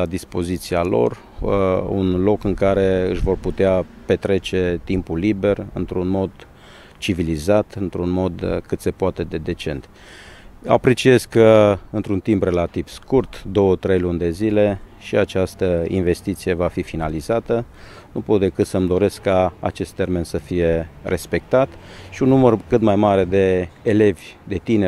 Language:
Romanian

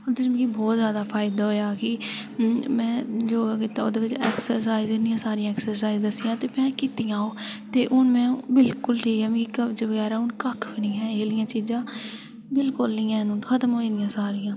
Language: Dogri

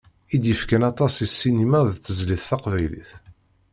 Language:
Kabyle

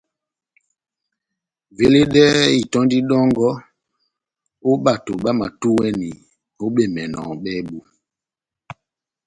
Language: Batanga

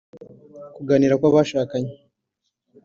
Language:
Kinyarwanda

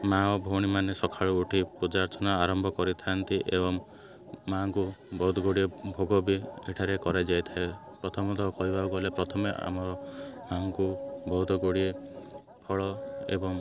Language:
Odia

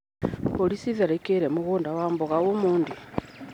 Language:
Kikuyu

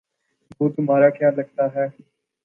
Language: Urdu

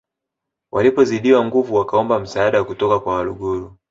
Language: Swahili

